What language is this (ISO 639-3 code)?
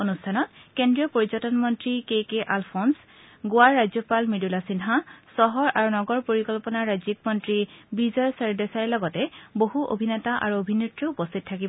asm